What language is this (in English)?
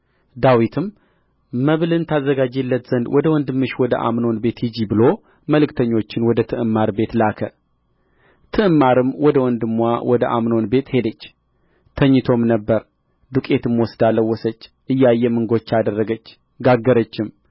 Amharic